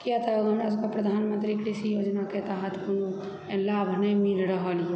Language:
Maithili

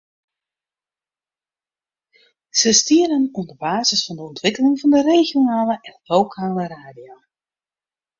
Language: Western Frisian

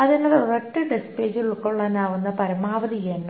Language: Malayalam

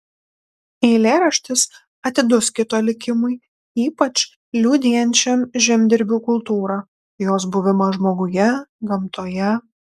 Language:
Lithuanian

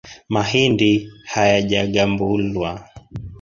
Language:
Swahili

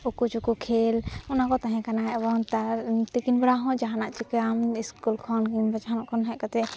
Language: Santali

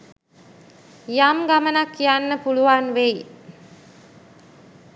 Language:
Sinhala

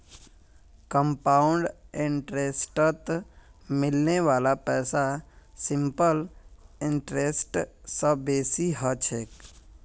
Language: Magahi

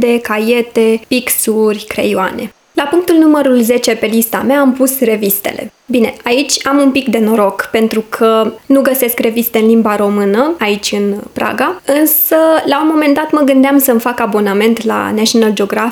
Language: Romanian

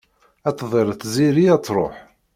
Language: Kabyle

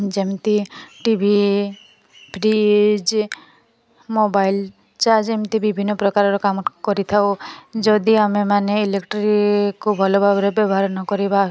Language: Odia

